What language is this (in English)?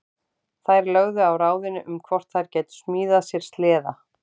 Icelandic